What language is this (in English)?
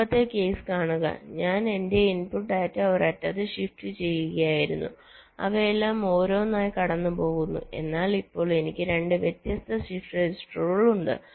Malayalam